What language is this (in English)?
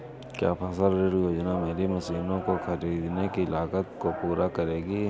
Hindi